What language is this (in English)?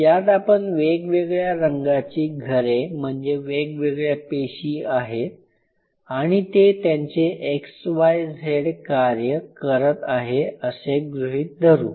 Marathi